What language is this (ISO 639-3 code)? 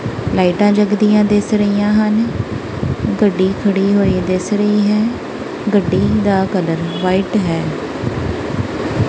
pan